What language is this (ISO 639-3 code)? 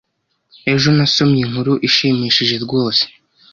kin